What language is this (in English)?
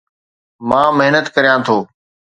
Sindhi